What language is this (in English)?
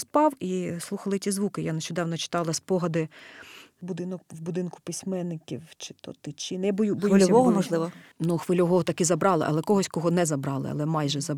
Ukrainian